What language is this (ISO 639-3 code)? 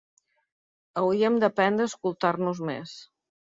cat